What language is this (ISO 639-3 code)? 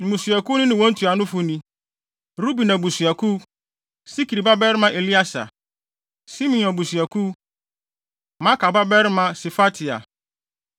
aka